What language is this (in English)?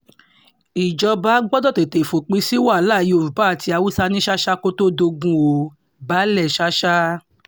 Yoruba